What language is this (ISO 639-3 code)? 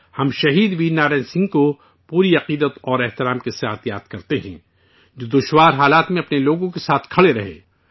urd